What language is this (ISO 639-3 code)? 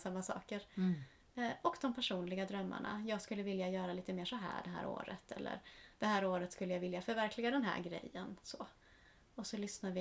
swe